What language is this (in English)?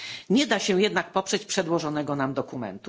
Polish